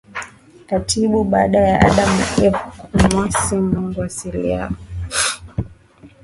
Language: Swahili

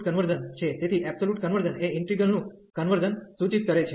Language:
Gujarati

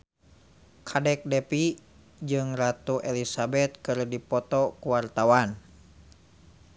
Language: Sundanese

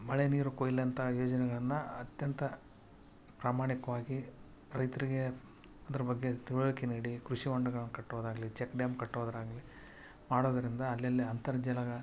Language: Kannada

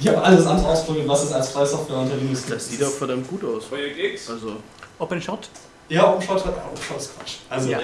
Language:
German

